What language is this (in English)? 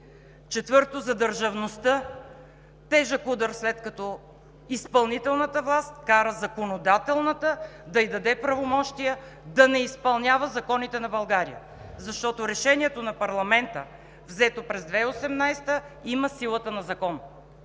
Bulgarian